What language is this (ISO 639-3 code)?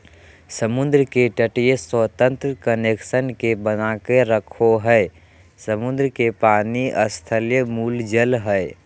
mag